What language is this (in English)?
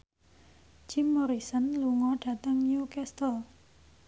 Javanese